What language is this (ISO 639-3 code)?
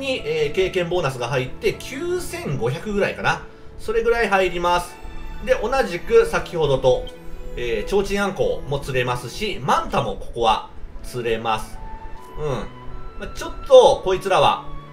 jpn